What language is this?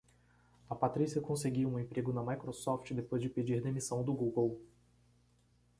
Portuguese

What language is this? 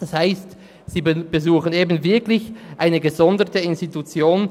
Swiss German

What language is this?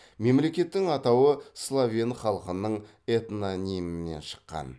Kazakh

